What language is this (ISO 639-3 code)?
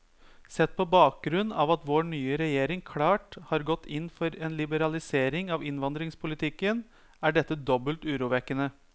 nor